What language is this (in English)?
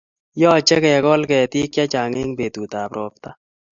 Kalenjin